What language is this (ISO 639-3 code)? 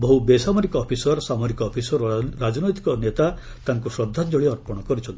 ori